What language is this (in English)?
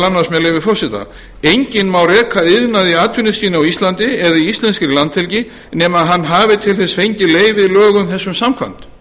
Icelandic